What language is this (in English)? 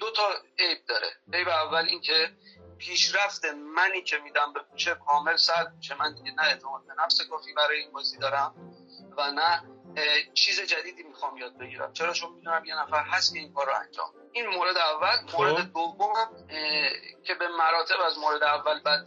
Persian